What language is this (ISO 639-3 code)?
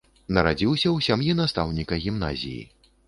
bel